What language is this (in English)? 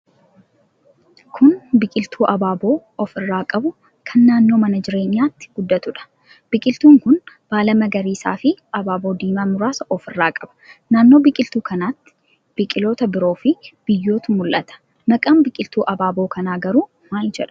Oromo